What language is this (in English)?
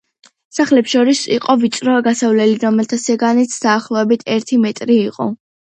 Georgian